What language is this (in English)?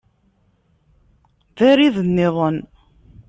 Kabyle